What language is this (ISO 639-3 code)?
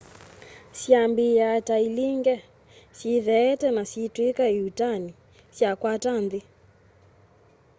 kam